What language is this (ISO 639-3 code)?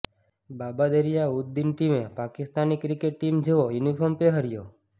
guj